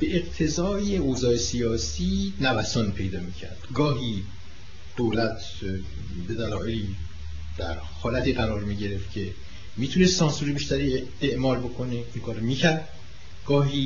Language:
Persian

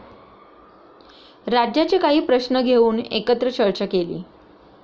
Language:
Marathi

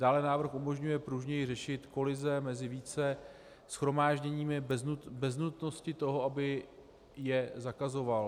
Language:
Czech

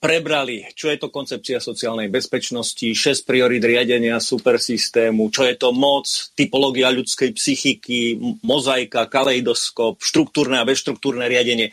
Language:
Slovak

